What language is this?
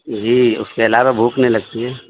Urdu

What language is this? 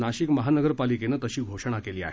Marathi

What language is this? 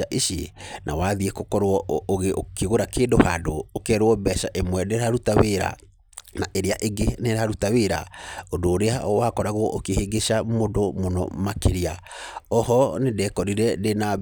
Kikuyu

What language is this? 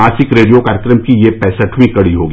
Hindi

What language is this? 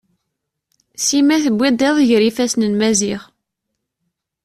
Kabyle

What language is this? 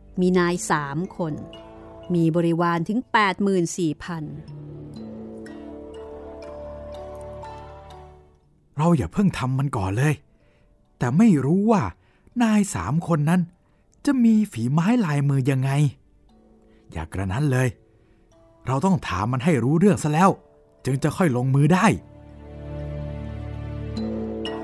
Thai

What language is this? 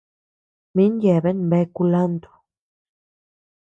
Tepeuxila Cuicatec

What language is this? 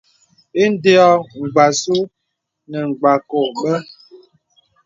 Bebele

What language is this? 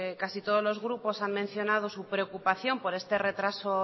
Spanish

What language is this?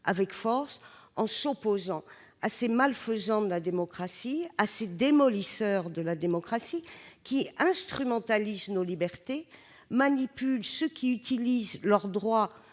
French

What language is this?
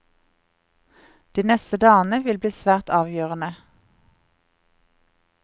Norwegian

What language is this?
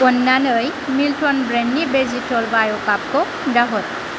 Bodo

